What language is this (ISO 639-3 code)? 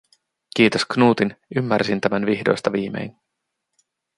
fin